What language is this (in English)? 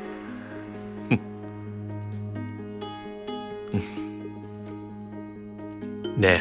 Vietnamese